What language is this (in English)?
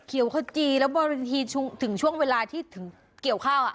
Thai